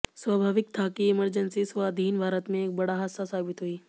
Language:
Hindi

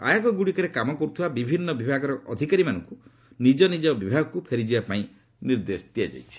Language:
Odia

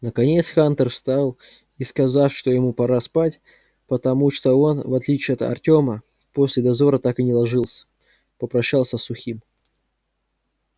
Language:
Russian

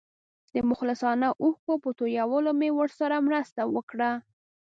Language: Pashto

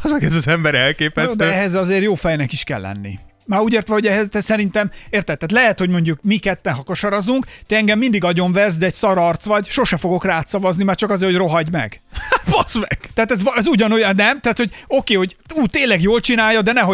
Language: Hungarian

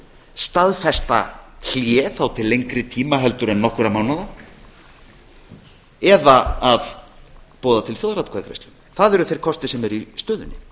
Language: Icelandic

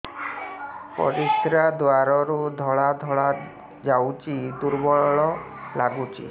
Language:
Odia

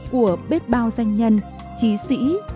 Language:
Vietnamese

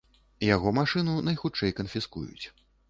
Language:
Belarusian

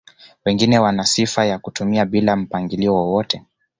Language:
Swahili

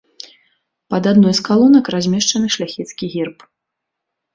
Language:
Belarusian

